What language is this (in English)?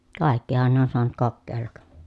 Finnish